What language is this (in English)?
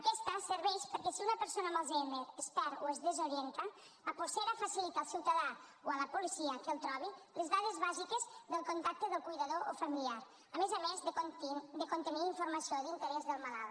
Catalan